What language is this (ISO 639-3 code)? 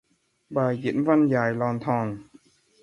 vie